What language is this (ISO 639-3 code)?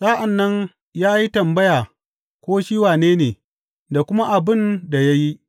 hau